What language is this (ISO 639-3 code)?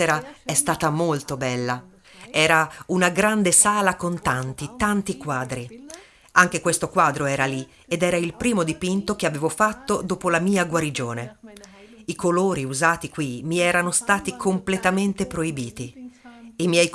ita